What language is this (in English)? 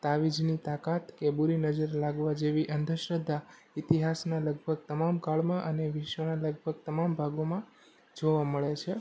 Gujarati